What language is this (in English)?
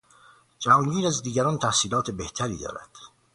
Persian